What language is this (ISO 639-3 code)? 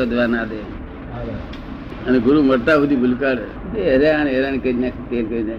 guj